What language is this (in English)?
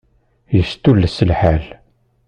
Kabyle